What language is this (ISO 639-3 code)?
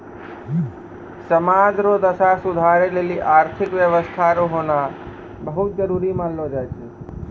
mai